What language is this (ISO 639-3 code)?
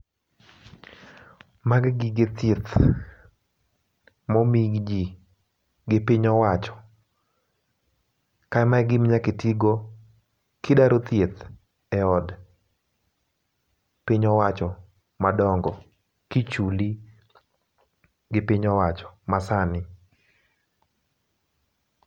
luo